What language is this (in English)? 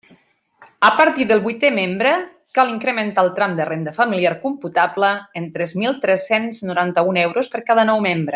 Catalan